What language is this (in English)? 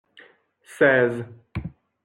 French